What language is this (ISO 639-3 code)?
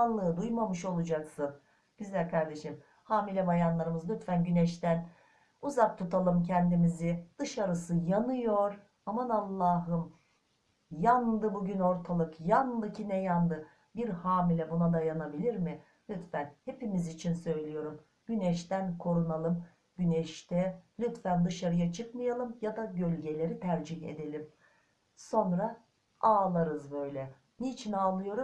tur